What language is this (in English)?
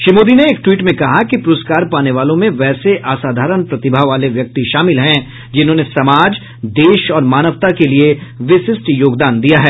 Hindi